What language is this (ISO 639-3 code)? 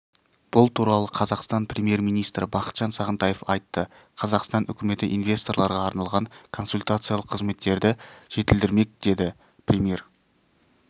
kaz